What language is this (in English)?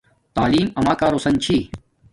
Domaaki